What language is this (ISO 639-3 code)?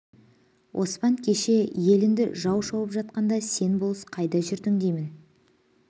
kaz